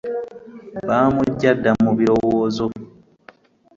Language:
Ganda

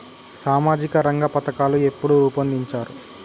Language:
Telugu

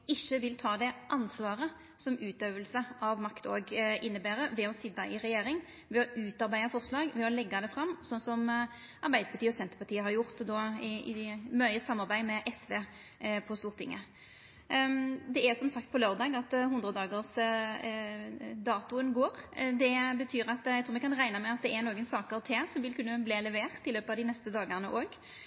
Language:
Norwegian Nynorsk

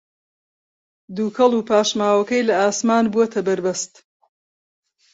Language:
Central Kurdish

